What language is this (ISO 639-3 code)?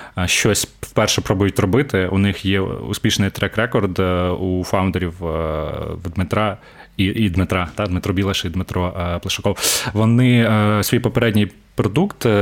ukr